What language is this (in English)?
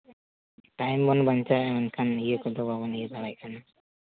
Santali